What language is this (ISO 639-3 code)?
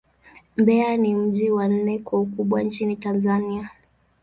swa